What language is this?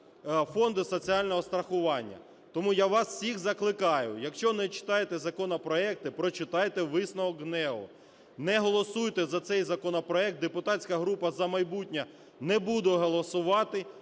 Ukrainian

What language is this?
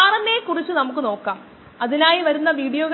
Malayalam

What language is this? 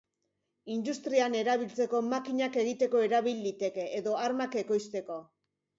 Basque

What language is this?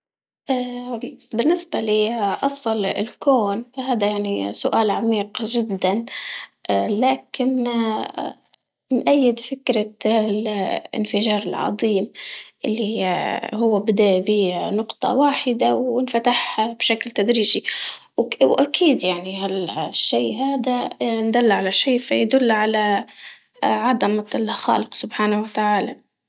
Libyan Arabic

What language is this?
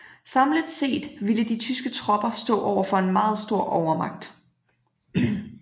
Danish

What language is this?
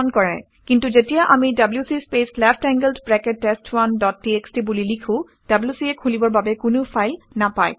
Assamese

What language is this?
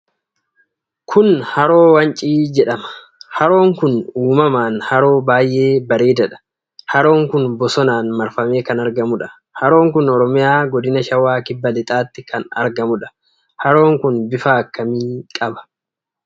Oromo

